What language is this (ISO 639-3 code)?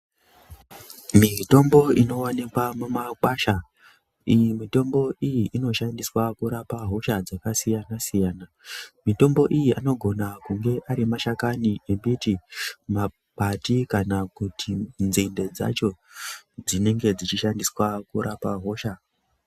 ndc